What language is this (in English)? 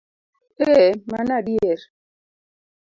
Luo (Kenya and Tanzania)